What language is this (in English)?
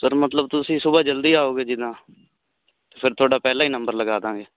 Punjabi